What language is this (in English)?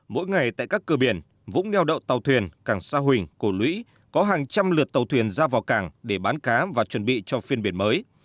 Vietnamese